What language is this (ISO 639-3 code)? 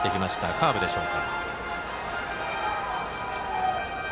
jpn